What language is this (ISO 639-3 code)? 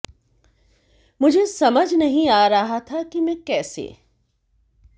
hin